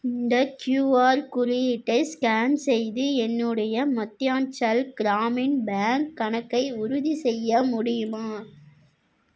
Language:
Tamil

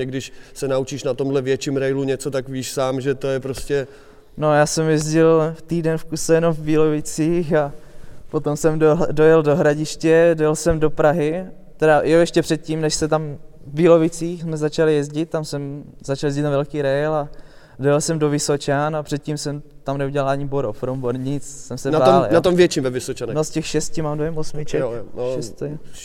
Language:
Czech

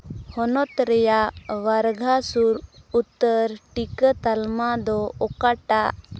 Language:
Santali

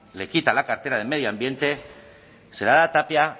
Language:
Spanish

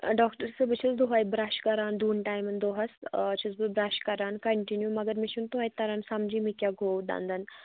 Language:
Kashmiri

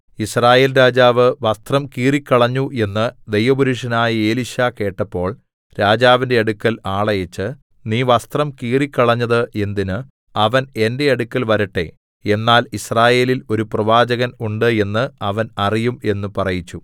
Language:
Malayalam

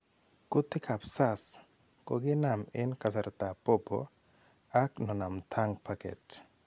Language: Kalenjin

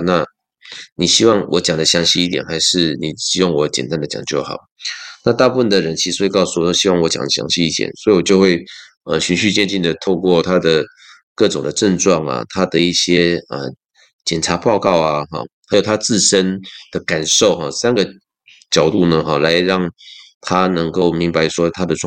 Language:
Chinese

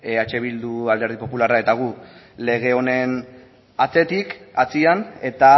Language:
Basque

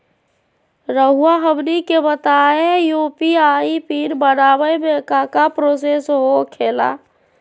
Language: Magahi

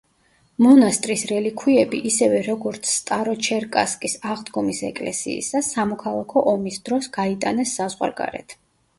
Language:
Georgian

